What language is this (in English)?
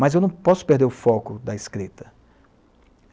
Portuguese